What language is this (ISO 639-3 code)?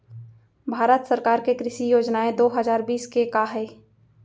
hne